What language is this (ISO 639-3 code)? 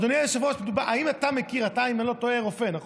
heb